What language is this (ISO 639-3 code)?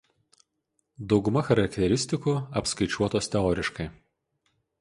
lit